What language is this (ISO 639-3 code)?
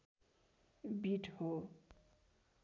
nep